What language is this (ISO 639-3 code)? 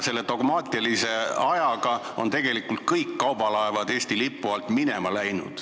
est